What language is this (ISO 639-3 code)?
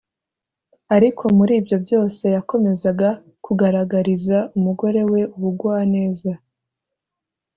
kin